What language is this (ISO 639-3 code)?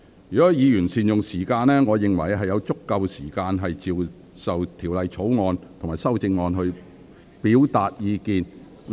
yue